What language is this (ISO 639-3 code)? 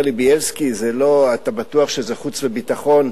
heb